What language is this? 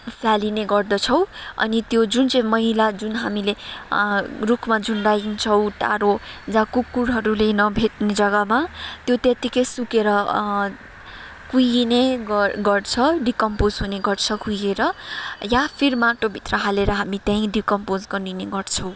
Nepali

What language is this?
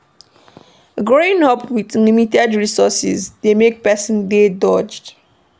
Nigerian Pidgin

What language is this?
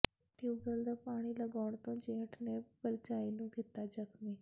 Punjabi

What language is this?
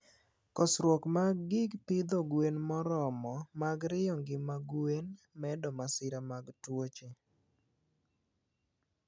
Luo (Kenya and Tanzania)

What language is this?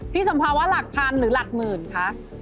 Thai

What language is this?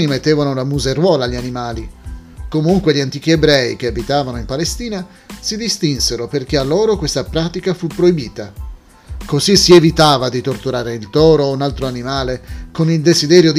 Italian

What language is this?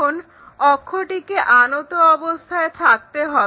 Bangla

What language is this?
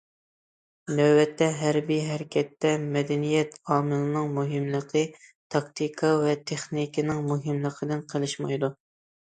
Uyghur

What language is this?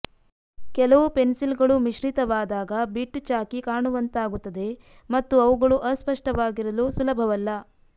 Kannada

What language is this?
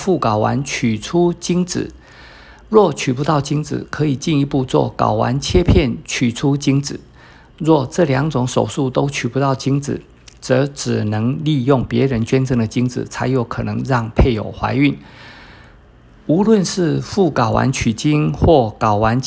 Chinese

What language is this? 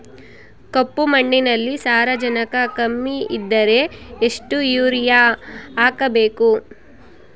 Kannada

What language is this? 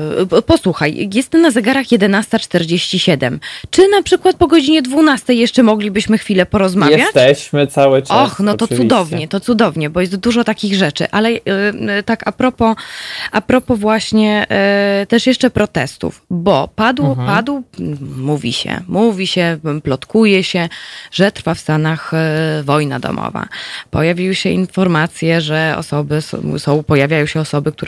Polish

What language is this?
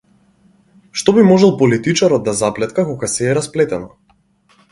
Macedonian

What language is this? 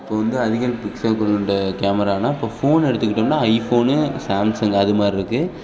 Tamil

